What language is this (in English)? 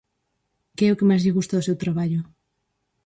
Galician